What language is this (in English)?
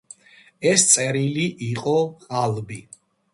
Georgian